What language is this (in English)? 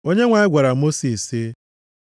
Igbo